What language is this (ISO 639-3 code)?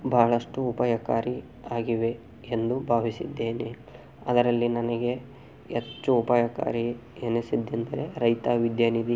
kan